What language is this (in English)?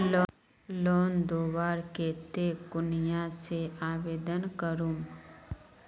Magahi